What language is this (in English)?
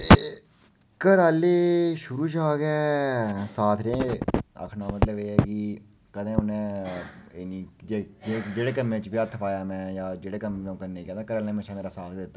Dogri